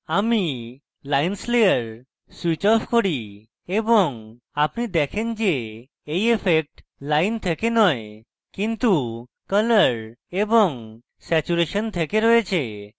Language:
Bangla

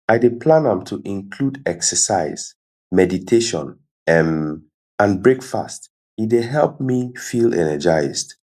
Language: Nigerian Pidgin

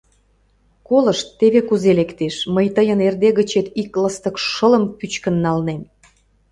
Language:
Mari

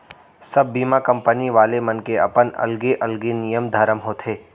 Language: Chhattisgarhi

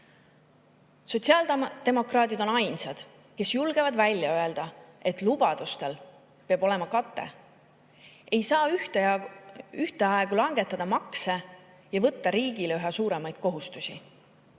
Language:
Estonian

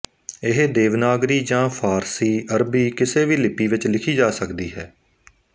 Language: Punjabi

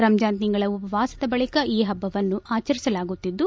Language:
Kannada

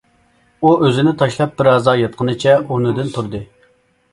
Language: Uyghur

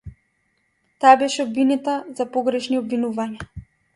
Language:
Macedonian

